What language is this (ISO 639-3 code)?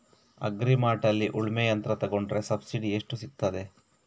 kan